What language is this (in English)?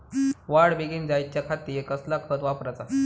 Marathi